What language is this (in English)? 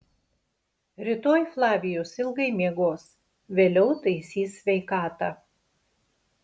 Lithuanian